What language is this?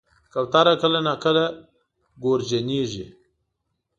Pashto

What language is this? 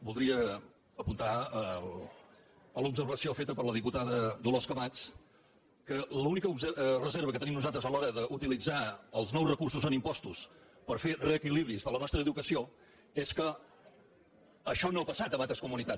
Catalan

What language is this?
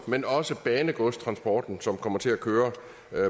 Danish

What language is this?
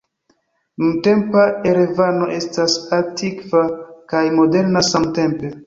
Esperanto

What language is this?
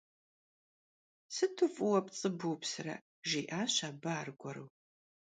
Kabardian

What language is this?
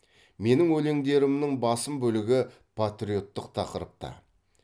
Kazakh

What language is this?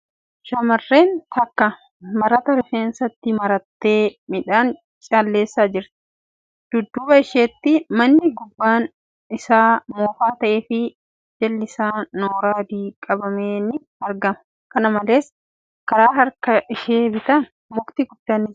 Oromo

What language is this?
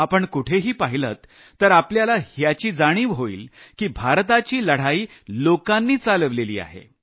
Marathi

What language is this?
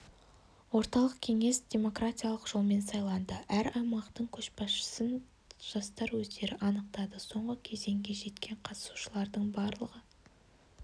Kazakh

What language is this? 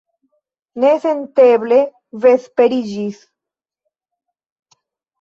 Esperanto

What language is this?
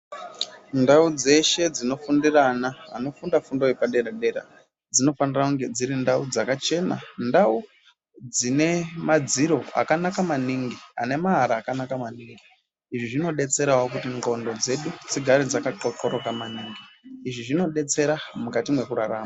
Ndau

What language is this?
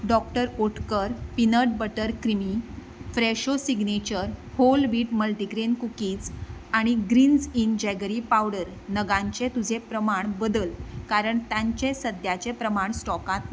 Konkani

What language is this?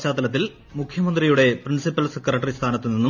Malayalam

